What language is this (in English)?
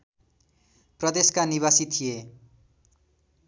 Nepali